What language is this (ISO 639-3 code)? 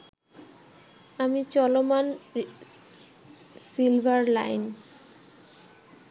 ben